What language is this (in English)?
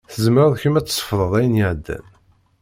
Kabyle